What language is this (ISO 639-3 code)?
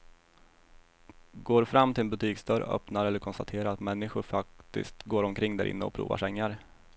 swe